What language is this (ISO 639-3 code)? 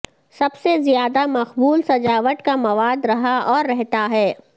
urd